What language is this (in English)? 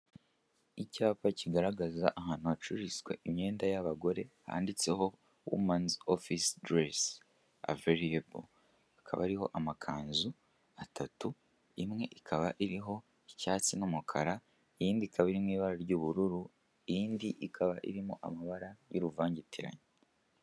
Kinyarwanda